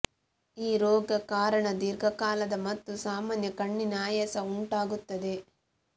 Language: Kannada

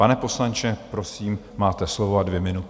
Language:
Czech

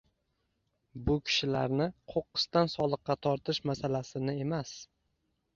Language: Uzbek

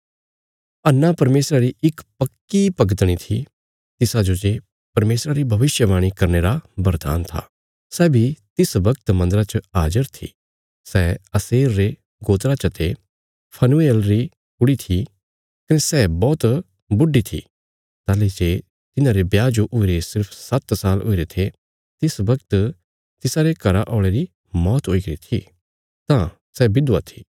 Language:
Bilaspuri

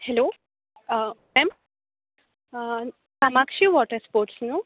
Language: Konkani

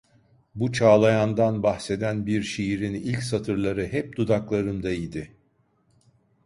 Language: Turkish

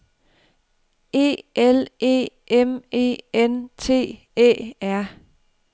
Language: Danish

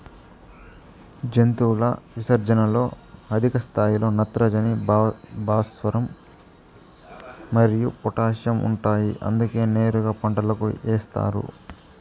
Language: Telugu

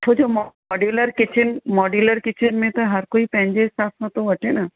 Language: Sindhi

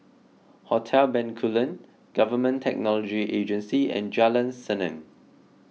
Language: English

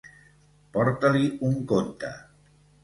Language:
Catalan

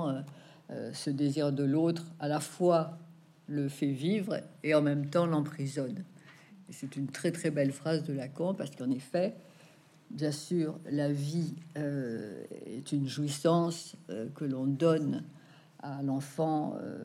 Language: French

